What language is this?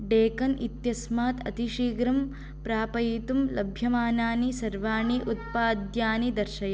Sanskrit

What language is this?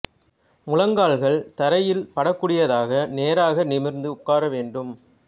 Tamil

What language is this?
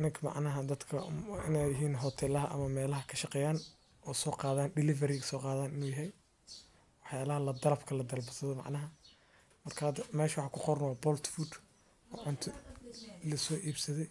Somali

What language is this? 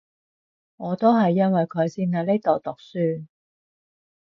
Cantonese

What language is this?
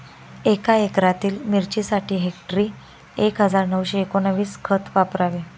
Marathi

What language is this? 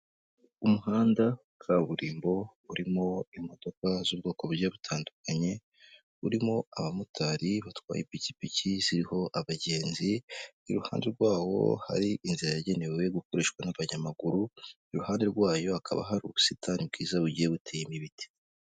Kinyarwanda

